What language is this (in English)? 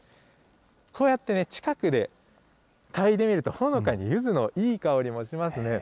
Japanese